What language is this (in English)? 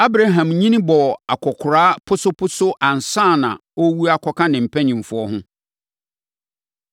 Akan